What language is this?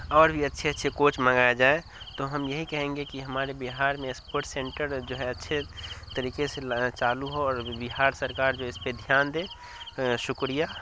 Urdu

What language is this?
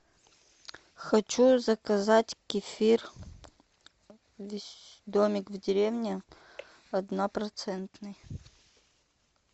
Russian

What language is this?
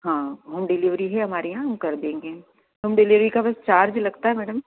Hindi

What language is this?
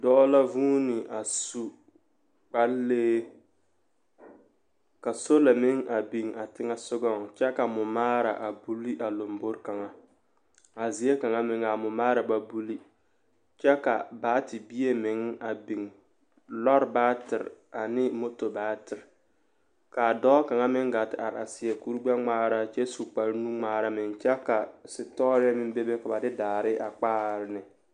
Southern Dagaare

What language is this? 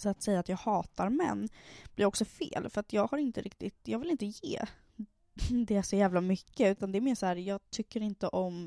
Swedish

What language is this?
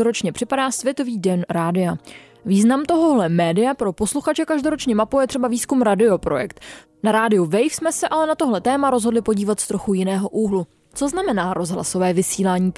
Czech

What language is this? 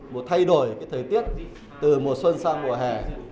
Vietnamese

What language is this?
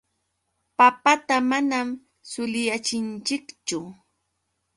Yauyos Quechua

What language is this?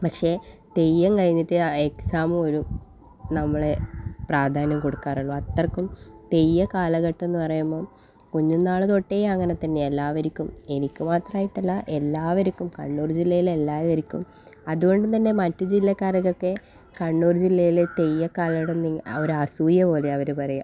Malayalam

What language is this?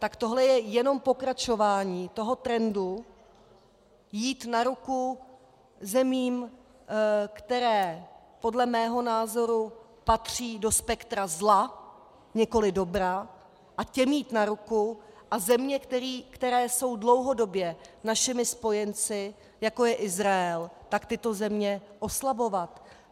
Czech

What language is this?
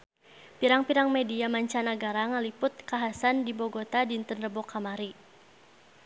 Sundanese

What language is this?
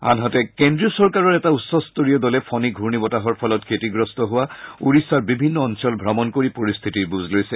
Assamese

